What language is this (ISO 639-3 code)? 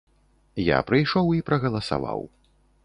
bel